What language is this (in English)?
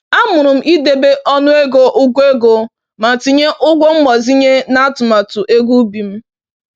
Igbo